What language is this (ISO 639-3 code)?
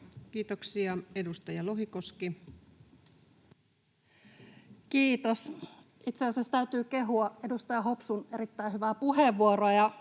fin